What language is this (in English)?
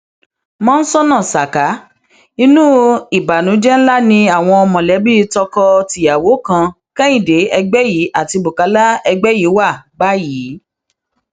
Yoruba